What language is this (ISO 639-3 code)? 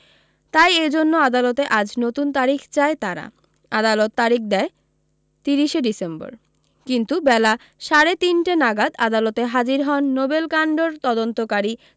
ben